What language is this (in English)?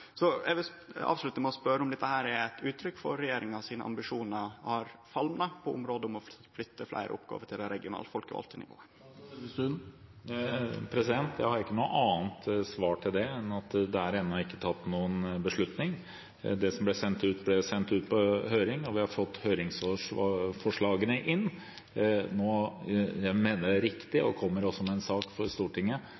Norwegian